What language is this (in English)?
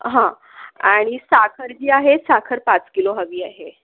Marathi